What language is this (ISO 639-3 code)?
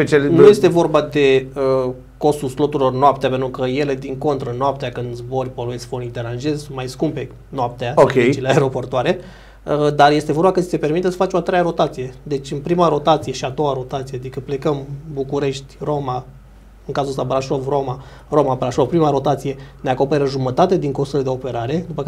ron